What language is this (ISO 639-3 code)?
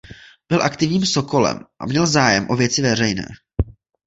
ces